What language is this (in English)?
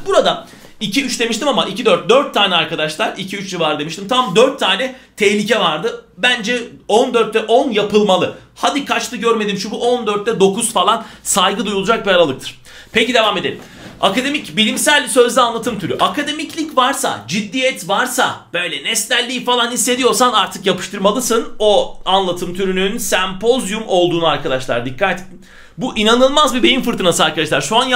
Turkish